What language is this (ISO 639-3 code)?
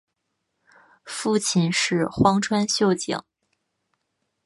zho